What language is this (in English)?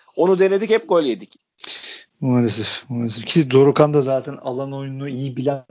Turkish